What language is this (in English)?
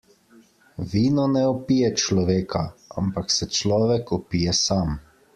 Slovenian